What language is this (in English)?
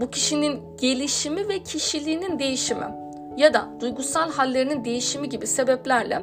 Turkish